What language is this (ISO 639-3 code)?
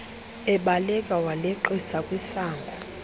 xho